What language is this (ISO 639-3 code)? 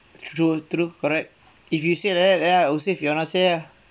eng